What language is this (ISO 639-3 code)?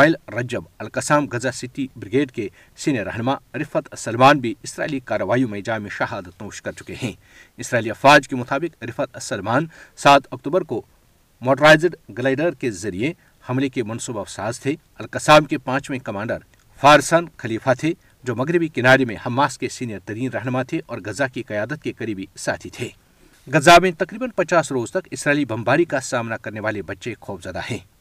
urd